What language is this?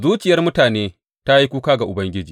Hausa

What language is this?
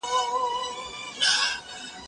Pashto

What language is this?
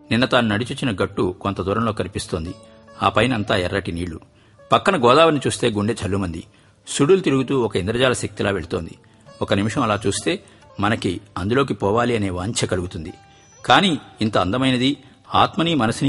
Telugu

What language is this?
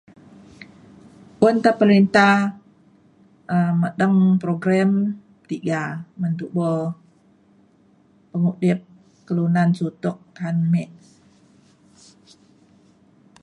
Mainstream Kenyah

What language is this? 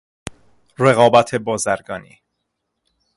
Persian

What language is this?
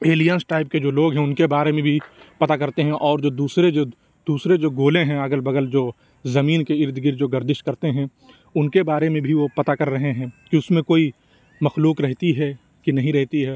Urdu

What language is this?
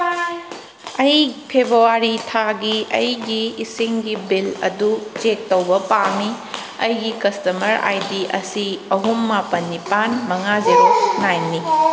Manipuri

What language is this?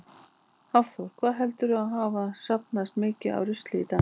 Icelandic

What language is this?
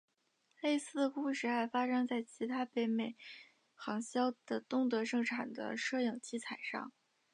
Chinese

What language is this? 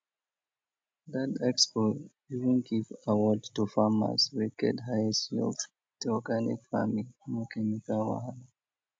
Nigerian Pidgin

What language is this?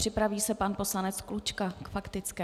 Czech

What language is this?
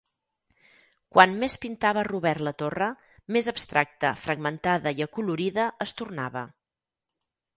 Catalan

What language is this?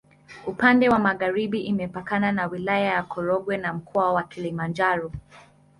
Swahili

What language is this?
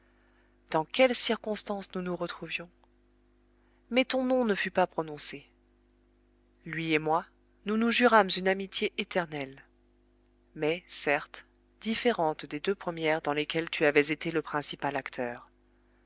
French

